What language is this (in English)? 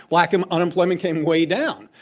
English